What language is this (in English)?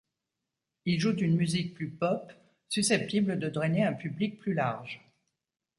French